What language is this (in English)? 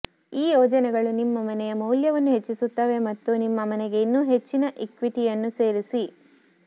Kannada